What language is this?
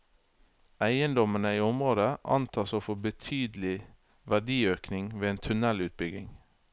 Norwegian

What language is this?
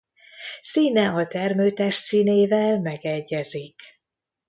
Hungarian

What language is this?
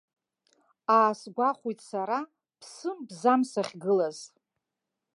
Abkhazian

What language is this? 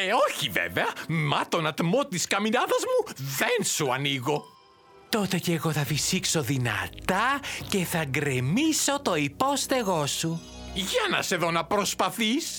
Greek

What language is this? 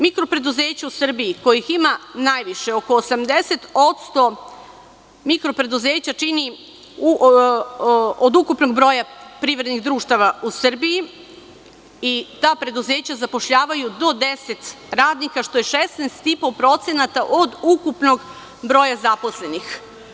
Serbian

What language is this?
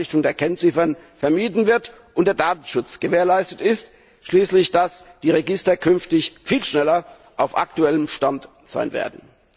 German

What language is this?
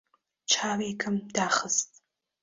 Central Kurdish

